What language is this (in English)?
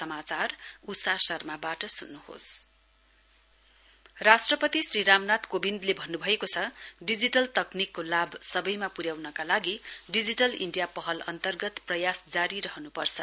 Nepali